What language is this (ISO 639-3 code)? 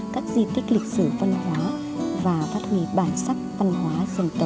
vie